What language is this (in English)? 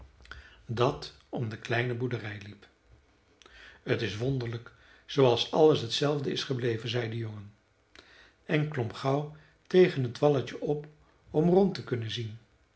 Dutch